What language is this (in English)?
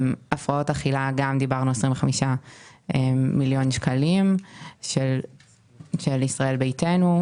Hebrew